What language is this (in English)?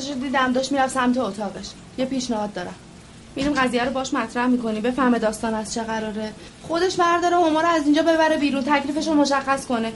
Persian